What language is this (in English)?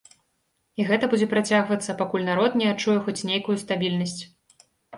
Belarusian